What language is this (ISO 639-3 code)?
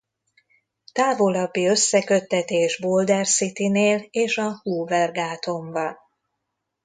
hun